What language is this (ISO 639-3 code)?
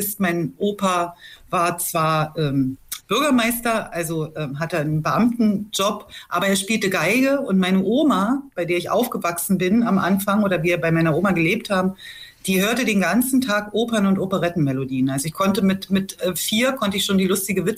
deu